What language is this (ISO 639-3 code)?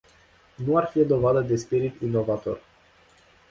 ron